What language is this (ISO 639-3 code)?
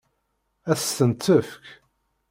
kab